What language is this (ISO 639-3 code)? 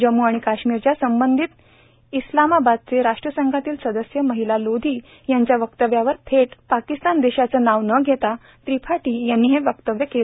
mar